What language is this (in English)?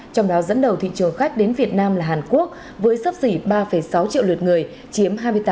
Vietnamese